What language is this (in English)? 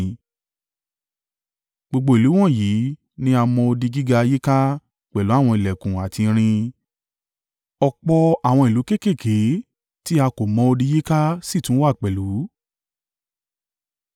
Yoruba